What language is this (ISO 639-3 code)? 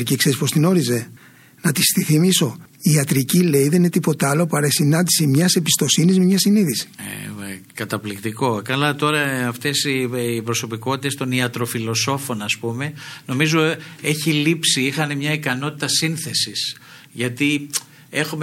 ell